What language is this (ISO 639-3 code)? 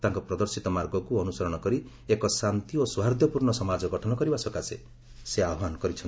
ori